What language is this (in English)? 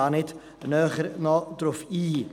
Swiss German